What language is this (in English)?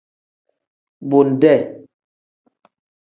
Tem